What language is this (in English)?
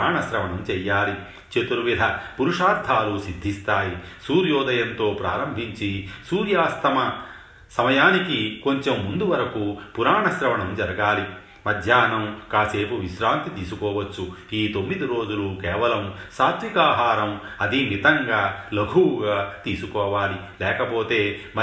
Telugu